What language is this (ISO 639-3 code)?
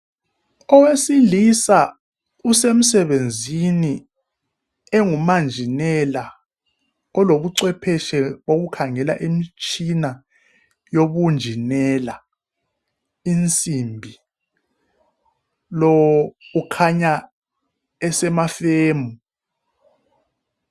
nde